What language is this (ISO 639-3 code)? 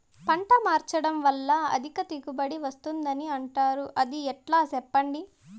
tel